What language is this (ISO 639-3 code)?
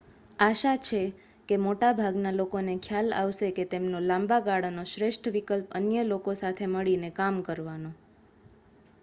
guj